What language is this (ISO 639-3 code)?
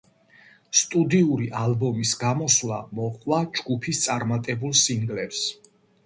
kat